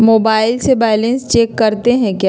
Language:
Magahi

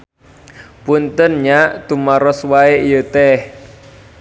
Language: Sundanese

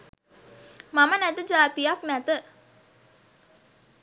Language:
Sinhala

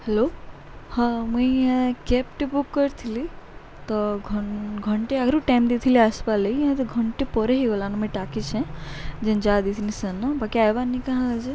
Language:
Odia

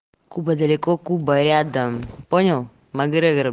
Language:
Russian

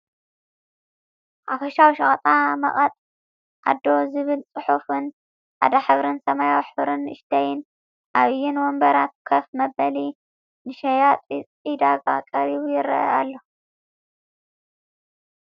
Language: Tigrinya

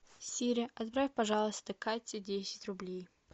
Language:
Russian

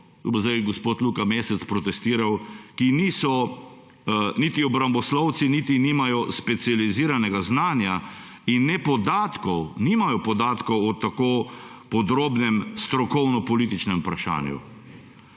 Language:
Slovenian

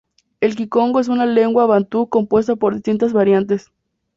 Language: Spanish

